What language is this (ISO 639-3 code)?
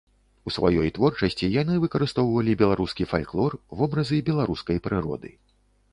bel